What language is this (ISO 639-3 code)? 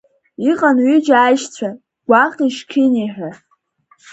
abk